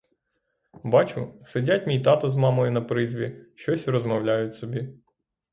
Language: Ukrainian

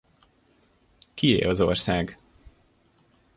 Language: Hungarian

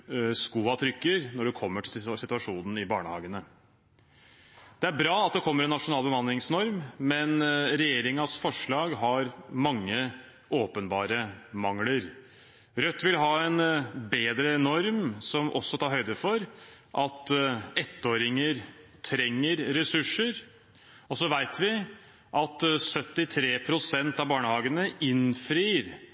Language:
Norwegian Bokmål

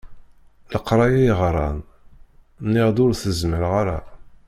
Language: Kabyle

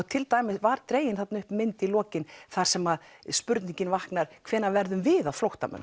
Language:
Icelandic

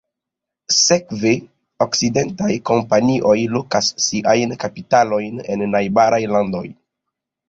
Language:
Esperanto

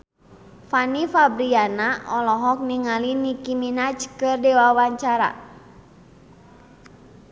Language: Sundanese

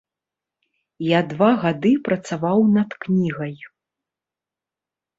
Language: Belarusian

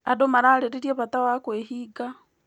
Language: Kikuyu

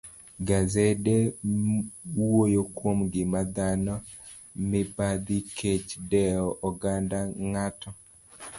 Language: Luo (Kenya and Tanzania)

